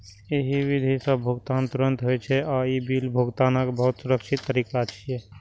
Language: Maithili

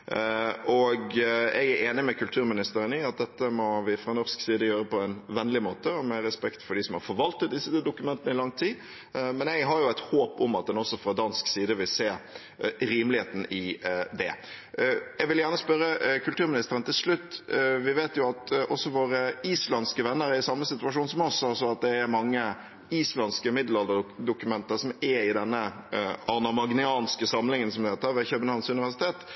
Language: Norwegian Bokmål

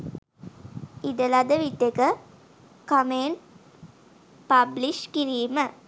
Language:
Sinhala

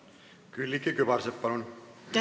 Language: Estonian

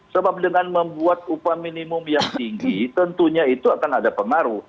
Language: Indonesian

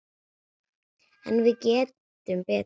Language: Icelandic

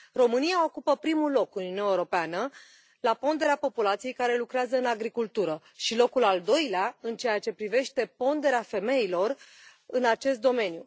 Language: Romanian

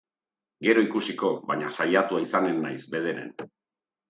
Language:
Basque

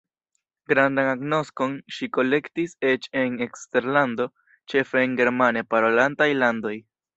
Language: Esperanto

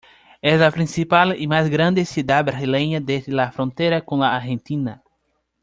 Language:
Spanish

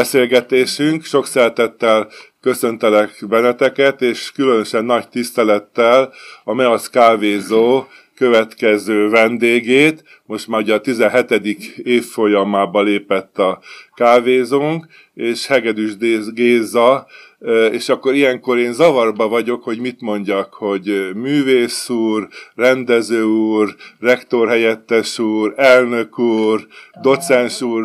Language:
Hungarian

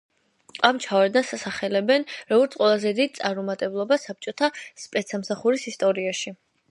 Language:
Georgian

